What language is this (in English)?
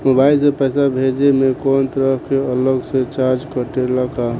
Bhojpuri